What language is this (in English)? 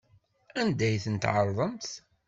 Kabyle